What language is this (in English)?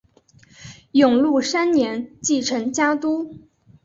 Chinese